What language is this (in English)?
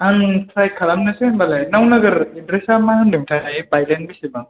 Bodo